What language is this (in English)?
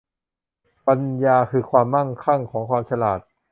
Thai